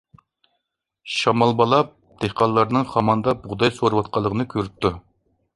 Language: Uyghur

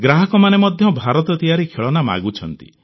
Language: Odia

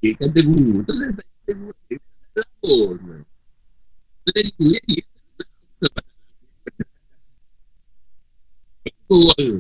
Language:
Malay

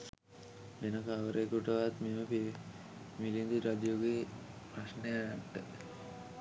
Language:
Sinhala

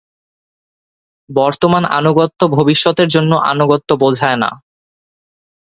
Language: Bangla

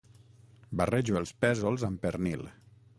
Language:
Catalan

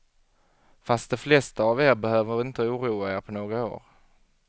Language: Swedish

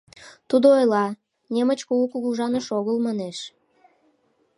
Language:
Mari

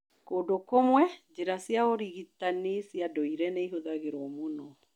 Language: Kikuyu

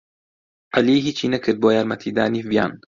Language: Central Kurdish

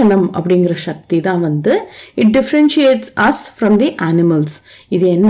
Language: Tamil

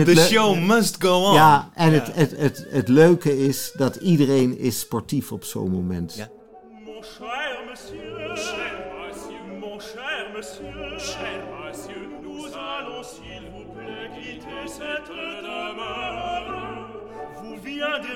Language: Dutch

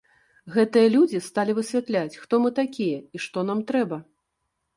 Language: Belarusian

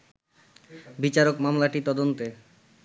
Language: Bangla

